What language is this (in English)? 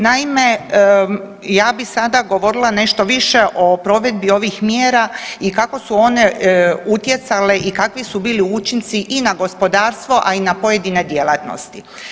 Croatian